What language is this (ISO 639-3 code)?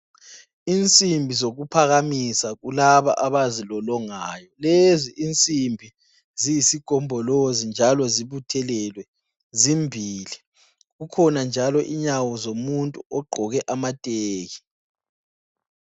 nde